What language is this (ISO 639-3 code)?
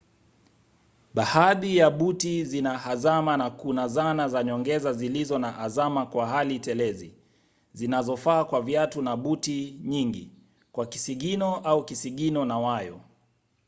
swa